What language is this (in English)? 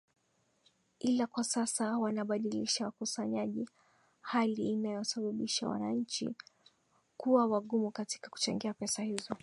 Swahili